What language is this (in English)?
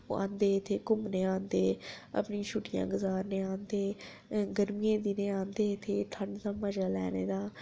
Dogri